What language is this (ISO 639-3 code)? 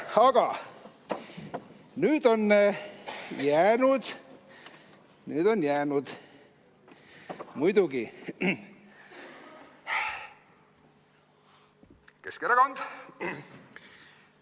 est